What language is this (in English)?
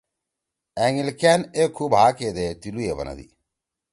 Torwali